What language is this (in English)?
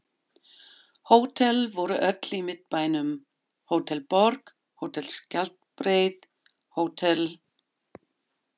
Icelandic